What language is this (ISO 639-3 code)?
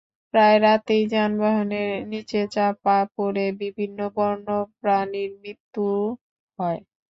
ben